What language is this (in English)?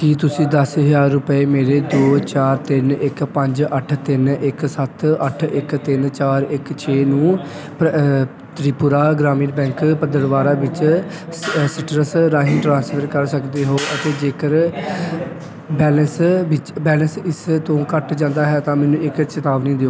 Punjabi